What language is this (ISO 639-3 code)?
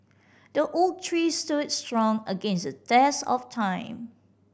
eng